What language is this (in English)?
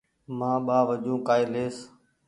Goaria